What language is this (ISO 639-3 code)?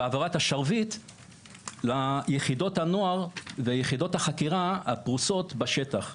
heb